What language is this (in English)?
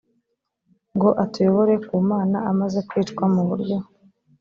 Kinyarwanda